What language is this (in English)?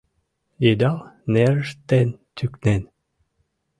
Mari